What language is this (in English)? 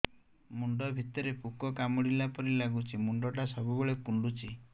Odia